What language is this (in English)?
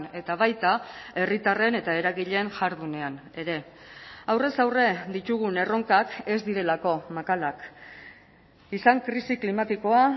Basque